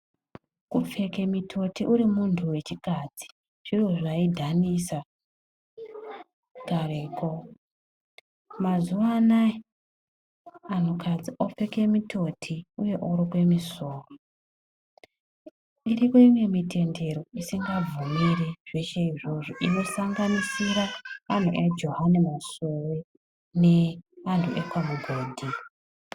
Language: Ndau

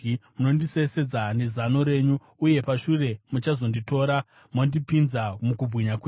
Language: Shona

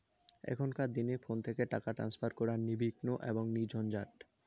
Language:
Bangla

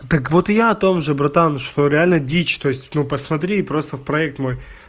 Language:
Russian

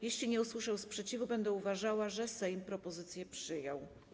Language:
Polish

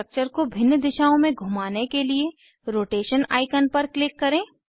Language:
Hindi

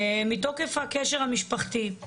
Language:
Hebrew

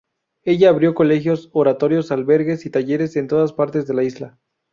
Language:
Spanish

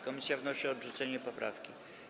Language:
Polish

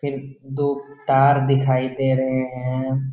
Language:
Hindi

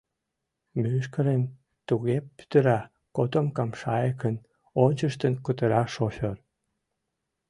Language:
Mari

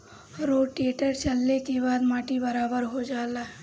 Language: Bhojpuri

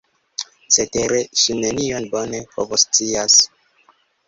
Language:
Esperanto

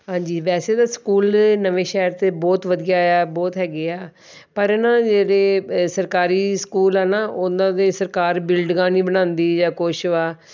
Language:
Punjabi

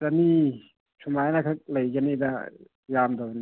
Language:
Manipuri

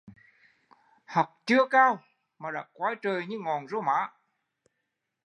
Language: Vietnamese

